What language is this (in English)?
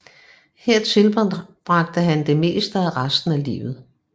Danish